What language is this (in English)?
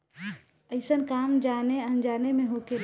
Bhojpuri